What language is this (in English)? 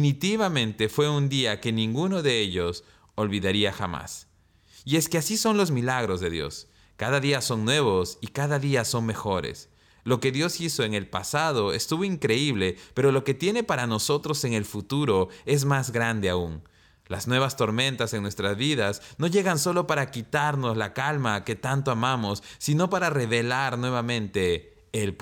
Spanish